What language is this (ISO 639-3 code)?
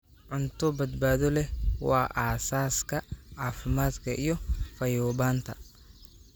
som